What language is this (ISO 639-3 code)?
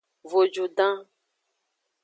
ajg